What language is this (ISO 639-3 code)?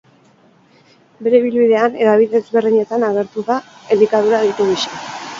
eus